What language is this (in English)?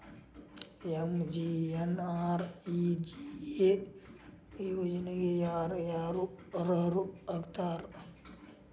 Kannada